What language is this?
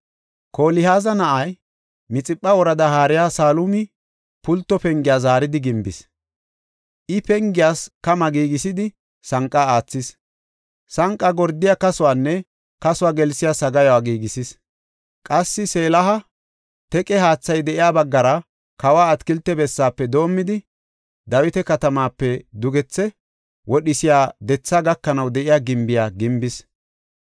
Gofa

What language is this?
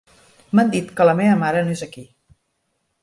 Catalan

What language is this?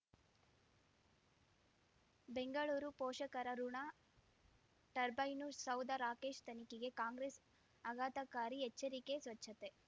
Kannada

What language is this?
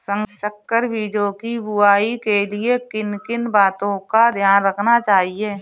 Hindi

